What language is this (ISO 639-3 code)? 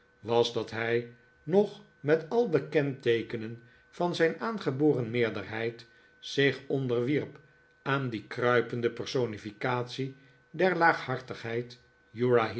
nld